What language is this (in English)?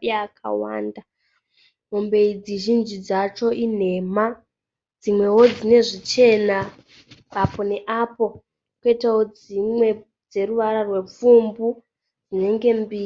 Shona